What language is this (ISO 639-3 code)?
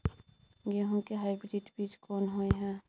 mai